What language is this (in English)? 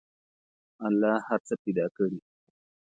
Pashto